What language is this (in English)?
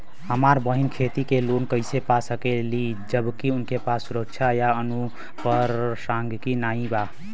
Bhojpuri